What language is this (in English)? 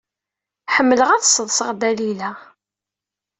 Kabyle